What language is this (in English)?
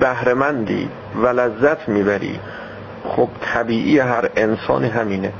Persian